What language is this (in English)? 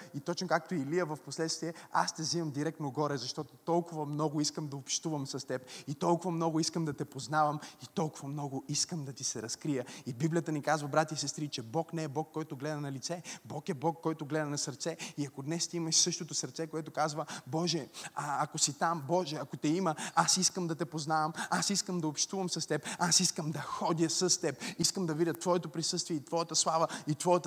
Bulgarian